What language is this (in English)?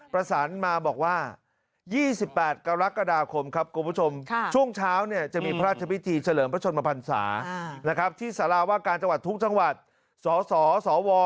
Thai